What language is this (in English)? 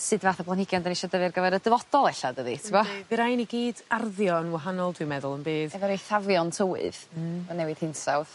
Welsh